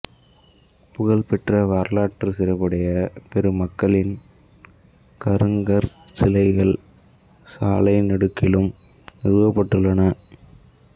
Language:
Tamil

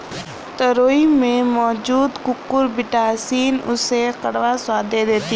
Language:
Hindi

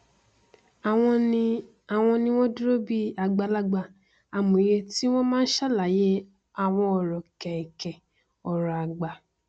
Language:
Yoruba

